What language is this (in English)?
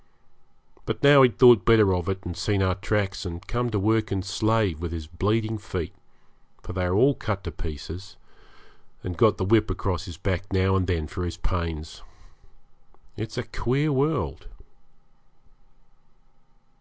English